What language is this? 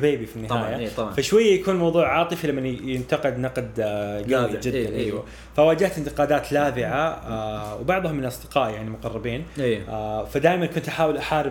Arabic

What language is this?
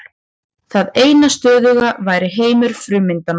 Icelandic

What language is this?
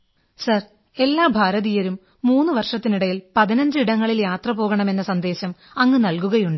Malayalam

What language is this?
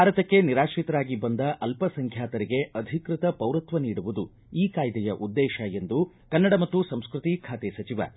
Kannada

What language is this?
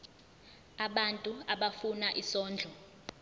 Zulu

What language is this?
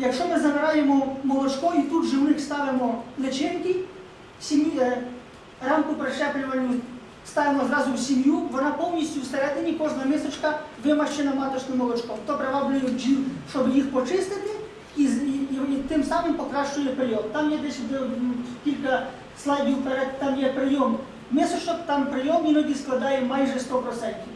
Ukrainian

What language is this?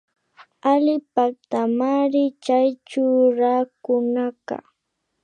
Imbabura Highland Quichua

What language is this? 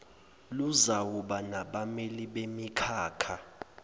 Zulu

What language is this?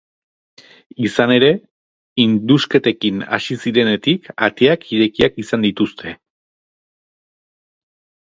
Basque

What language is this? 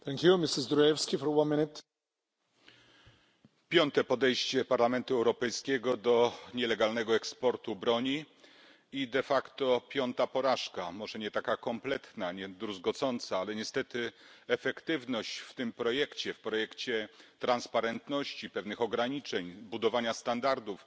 Polish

